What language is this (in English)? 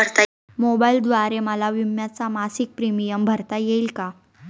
Marathi